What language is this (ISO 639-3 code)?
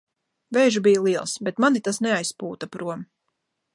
lav